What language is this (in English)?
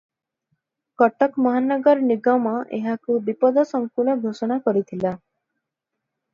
Odia